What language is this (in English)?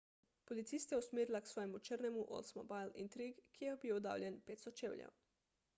Slovenian